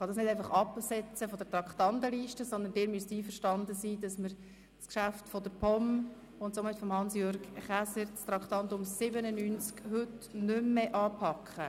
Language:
Swiss German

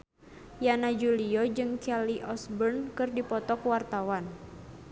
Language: Sundanese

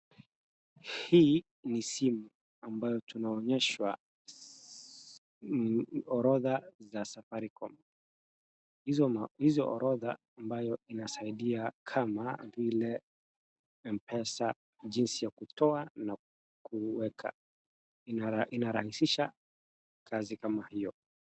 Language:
Swahili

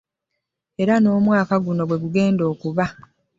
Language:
Ganda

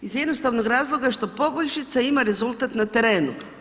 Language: Croatian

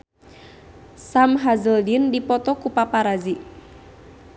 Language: Sundanese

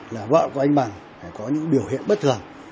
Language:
Vietnamese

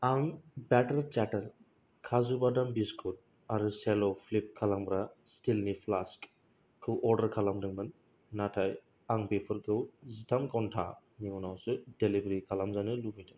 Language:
Bodo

